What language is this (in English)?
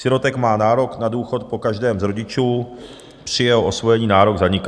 Czech